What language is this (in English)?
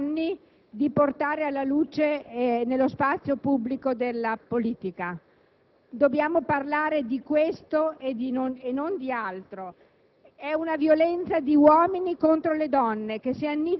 Italian